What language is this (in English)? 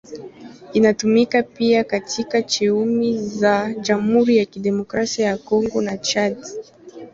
Swahili